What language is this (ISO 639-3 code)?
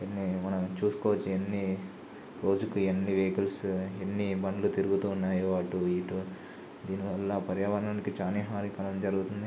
tel